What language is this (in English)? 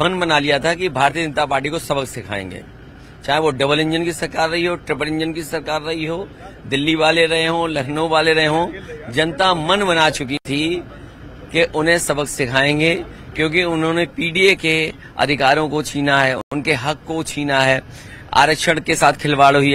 Hindi